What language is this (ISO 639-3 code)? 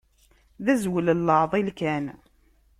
kab